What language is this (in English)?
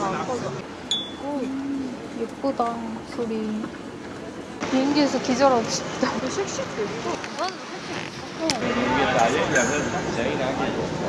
Korean